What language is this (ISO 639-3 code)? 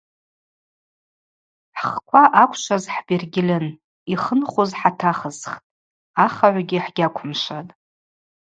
abq